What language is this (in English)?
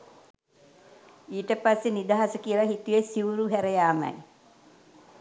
Sinhala